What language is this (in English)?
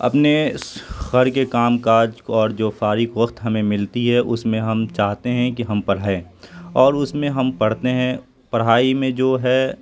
Urdu